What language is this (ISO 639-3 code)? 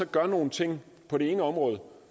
dan